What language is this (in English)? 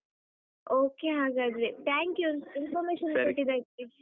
Kannada